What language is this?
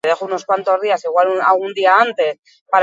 Basque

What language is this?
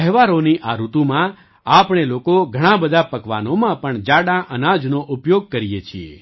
Gujarati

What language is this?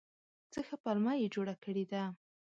Pashto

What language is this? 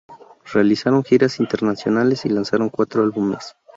Spanish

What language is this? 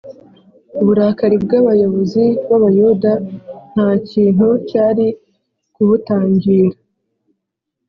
Kinyarwanda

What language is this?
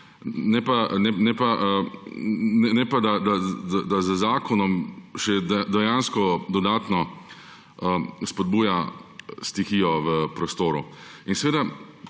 Slovenian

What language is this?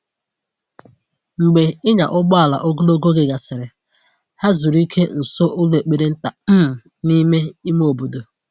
Igbo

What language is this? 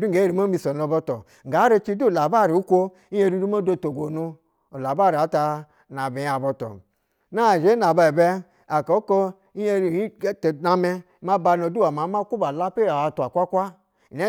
Basa (Nigeria)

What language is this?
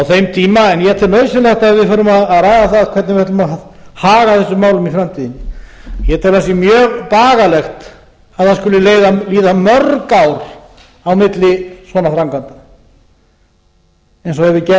Icelandic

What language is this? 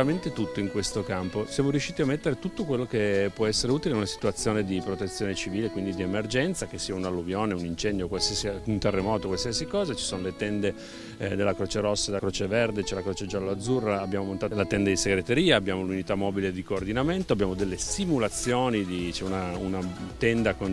Italian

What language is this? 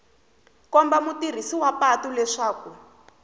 Tsonga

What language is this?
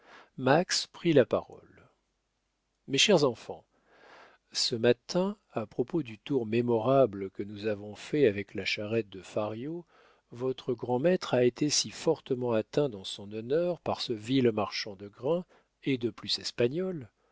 French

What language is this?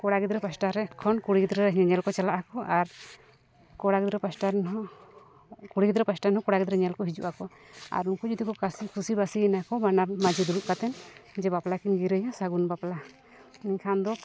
Santali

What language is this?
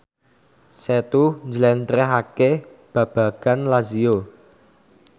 Javanese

